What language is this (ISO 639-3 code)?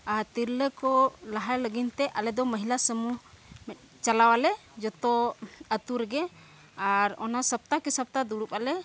sat